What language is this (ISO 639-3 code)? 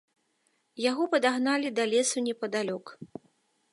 bel